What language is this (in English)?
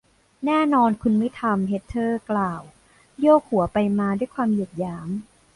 Thai